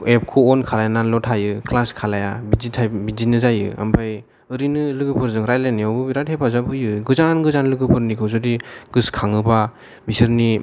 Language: Bodo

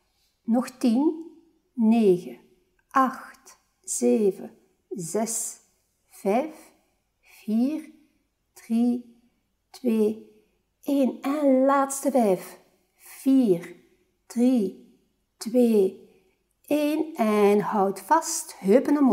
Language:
Dutch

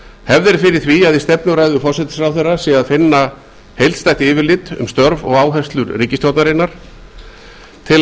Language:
Icelandic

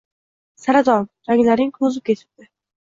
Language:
Uzbek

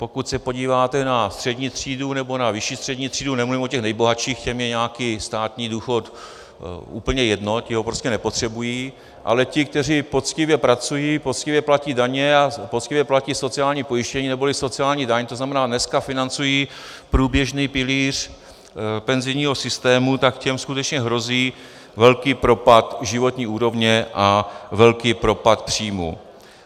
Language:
Czech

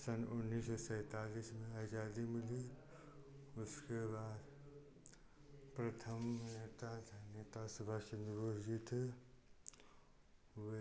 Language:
Hindi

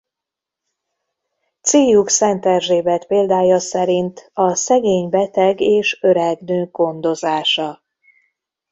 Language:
Hungarian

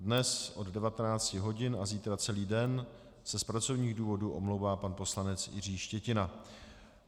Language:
Czech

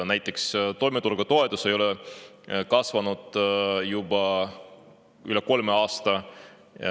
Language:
Estonian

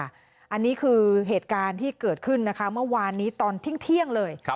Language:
Thai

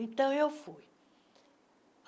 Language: Portuguese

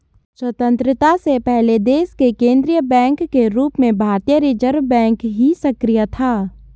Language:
Hindi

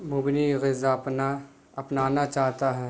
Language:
Urdu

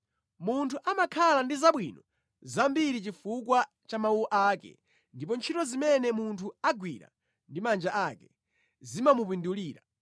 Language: Nyanja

